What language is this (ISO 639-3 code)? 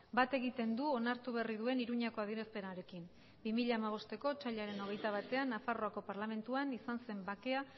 eus